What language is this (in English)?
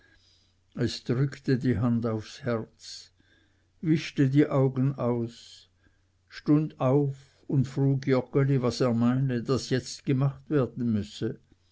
German